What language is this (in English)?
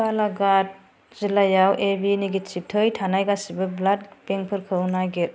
Bodo